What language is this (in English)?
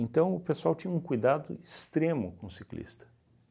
Portuguese